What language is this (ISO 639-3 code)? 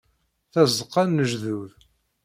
kab